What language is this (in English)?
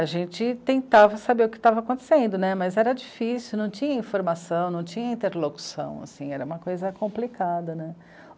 Portuguese